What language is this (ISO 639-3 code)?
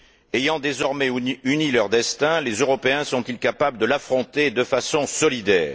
fra